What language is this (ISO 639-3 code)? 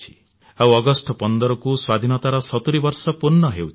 ori